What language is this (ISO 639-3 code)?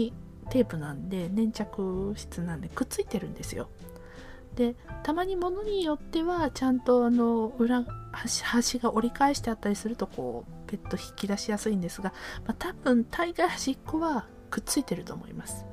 jpn